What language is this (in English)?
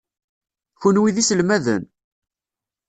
Kabyle